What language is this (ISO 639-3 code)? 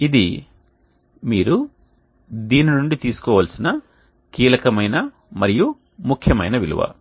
tel